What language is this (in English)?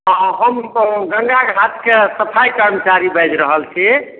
Maithili